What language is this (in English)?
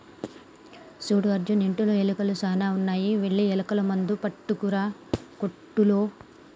Telugu